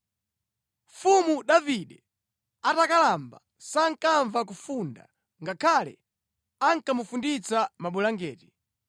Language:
Nyanja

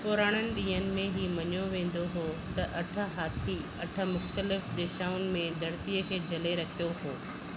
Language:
Sindhi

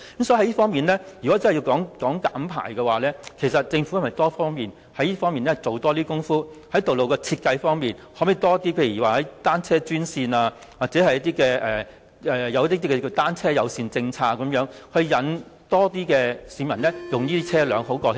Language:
Cantonese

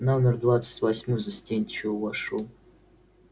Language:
Russian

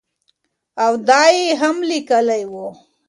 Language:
Pashto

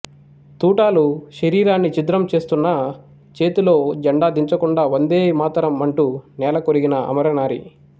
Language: Telugu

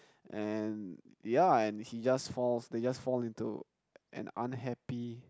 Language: English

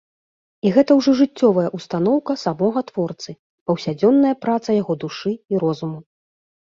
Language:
Belarusian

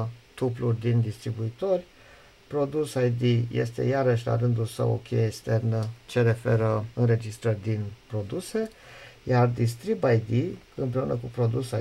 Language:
Romanian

